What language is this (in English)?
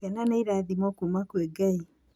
Kikuyu